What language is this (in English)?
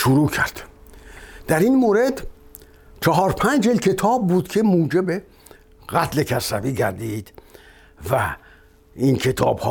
Persian